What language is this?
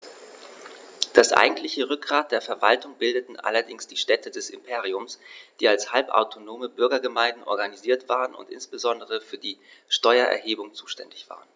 German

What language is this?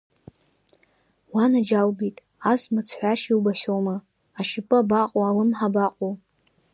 Abkhazian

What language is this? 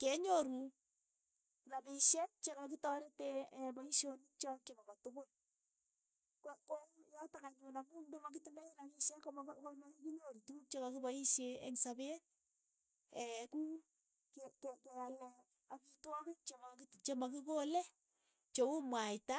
Keiyo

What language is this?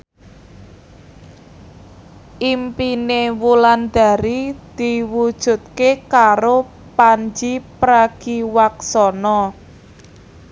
Javanese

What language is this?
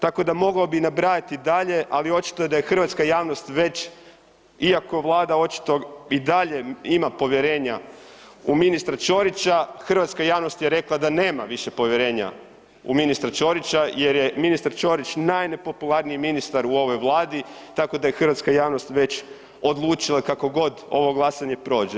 Croatian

